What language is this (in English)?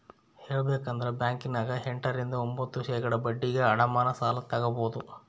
Kannada